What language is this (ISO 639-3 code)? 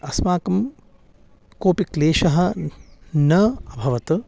san